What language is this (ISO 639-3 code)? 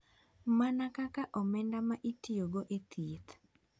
luo